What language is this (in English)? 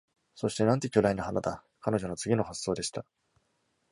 Japanese